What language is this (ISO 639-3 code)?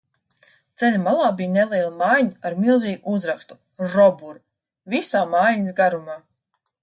lav